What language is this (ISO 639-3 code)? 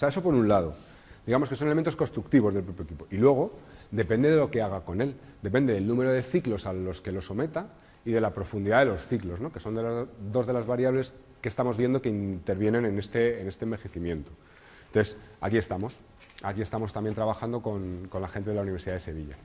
spa